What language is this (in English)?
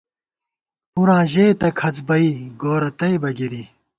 Gawar-Bati